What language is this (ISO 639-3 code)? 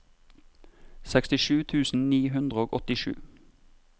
nor